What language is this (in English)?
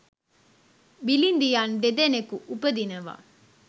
Sinhala